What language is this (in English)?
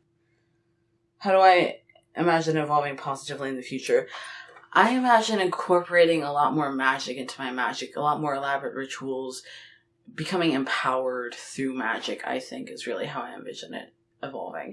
English